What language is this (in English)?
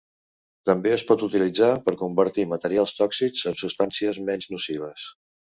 Catalan